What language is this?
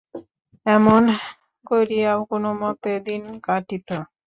Bangla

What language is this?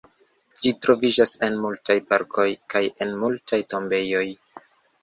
Esperanto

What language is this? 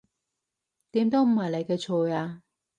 Cantonese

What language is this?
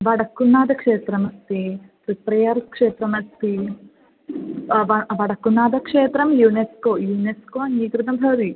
Sanskrit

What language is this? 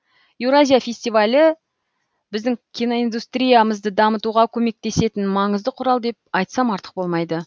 Kazakh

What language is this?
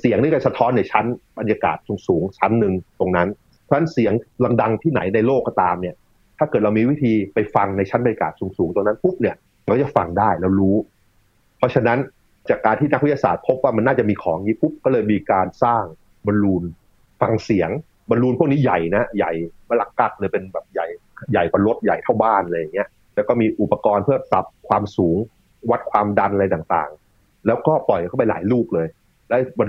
Thai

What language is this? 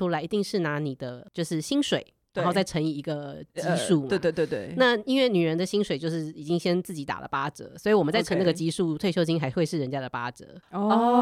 Chinese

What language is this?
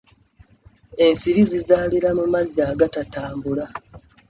Ganda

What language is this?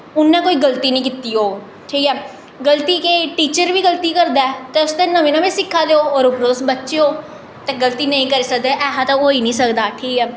Dogri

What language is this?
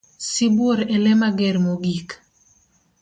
Luo (Kenya and Tanzania)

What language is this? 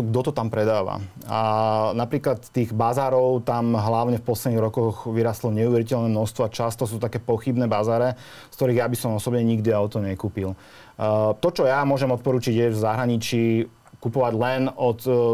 Slovak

